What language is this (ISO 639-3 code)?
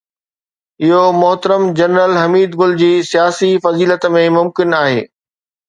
snd